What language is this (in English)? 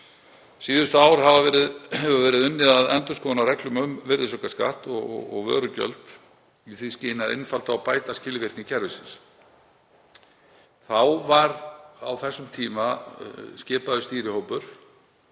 Icelandic